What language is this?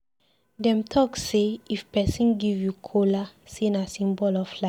Nigerian Pidgin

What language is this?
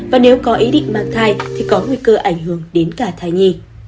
Vietnamese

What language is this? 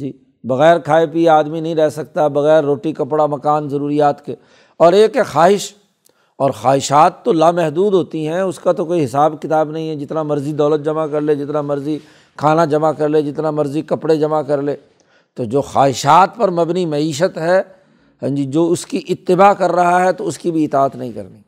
Urdu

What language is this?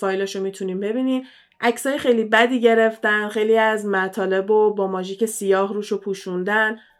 Persian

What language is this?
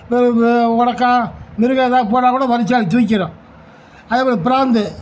Tamil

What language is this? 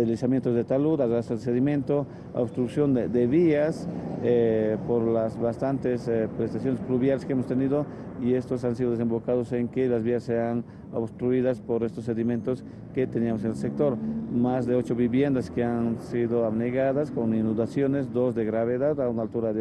Spanish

